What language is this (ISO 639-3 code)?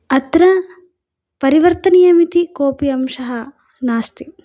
san